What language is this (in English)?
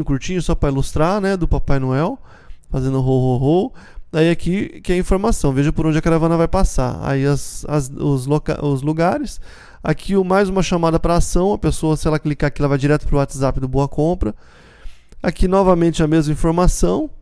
Portuguese